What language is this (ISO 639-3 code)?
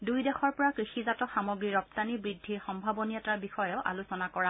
asm